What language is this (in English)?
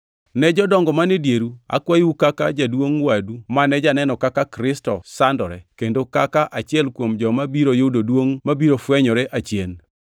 Luo (Kenya and Tanzania)